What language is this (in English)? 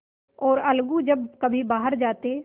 Hindi